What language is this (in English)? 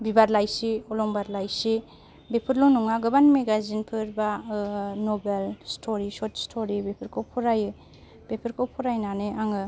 Bodo